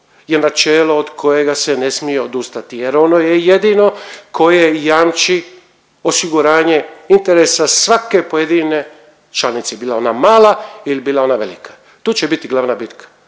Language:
Croatian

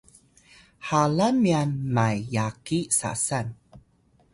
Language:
Atayal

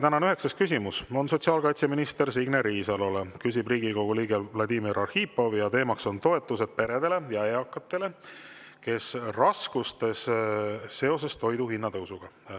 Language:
Estonian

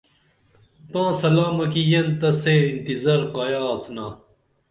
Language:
Dameli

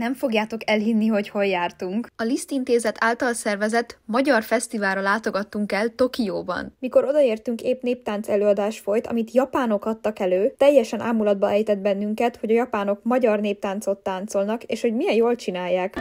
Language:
Hungarian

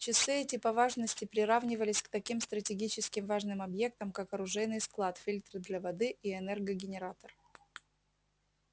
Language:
Russian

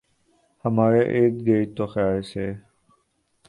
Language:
Urdu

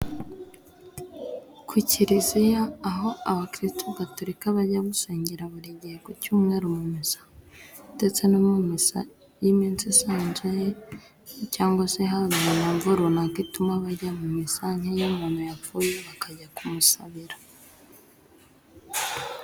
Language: Kinyarwanda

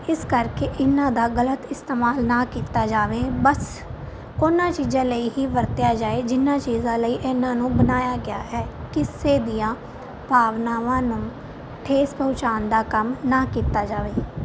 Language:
Punjabi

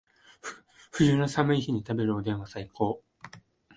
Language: Japanese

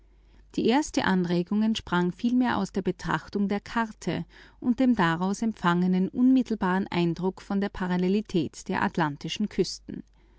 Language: German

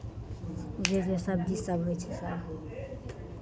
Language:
Maithili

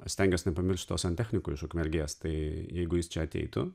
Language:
Lithuanian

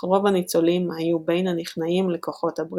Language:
Hebrew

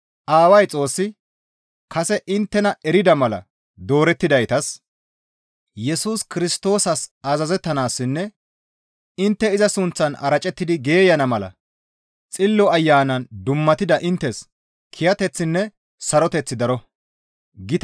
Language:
Gamo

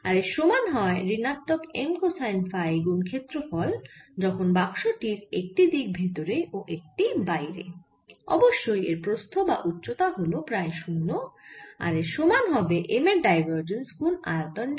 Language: Bangla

